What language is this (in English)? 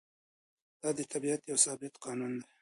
Pashto